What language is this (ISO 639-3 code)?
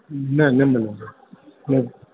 snd